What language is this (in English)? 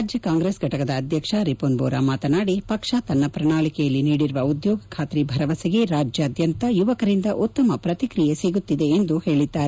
Kannada